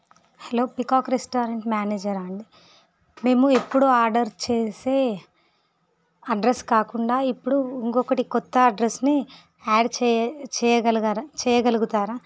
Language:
Telugu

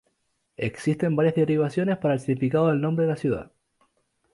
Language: Spanish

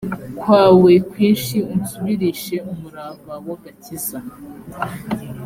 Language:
Kinyarwanda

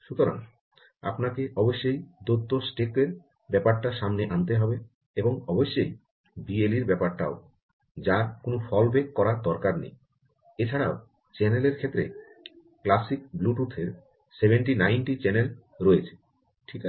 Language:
Bangla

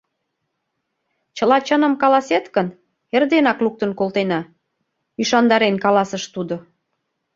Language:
Mari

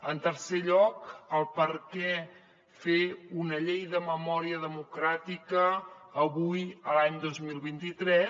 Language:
Catalan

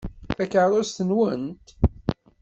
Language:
Kabyle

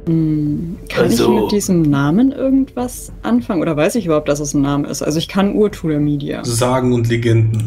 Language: German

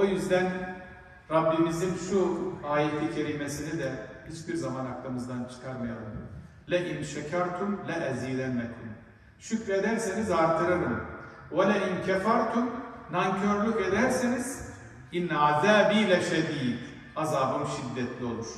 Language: Turkish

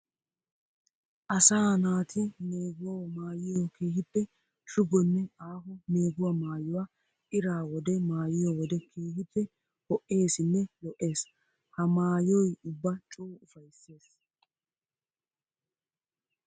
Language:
Wolaytta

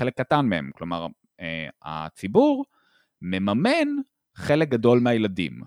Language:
Hebrew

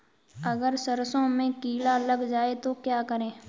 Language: Hindi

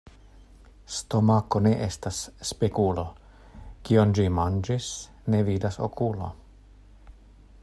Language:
Esperanto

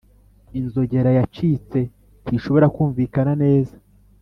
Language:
Kinyarwanda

